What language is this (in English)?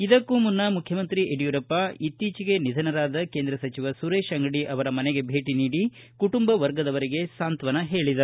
Kannada